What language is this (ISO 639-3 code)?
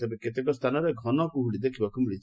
ori